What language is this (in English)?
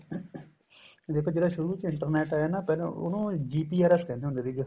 Punjabi